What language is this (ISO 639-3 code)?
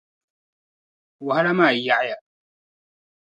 dag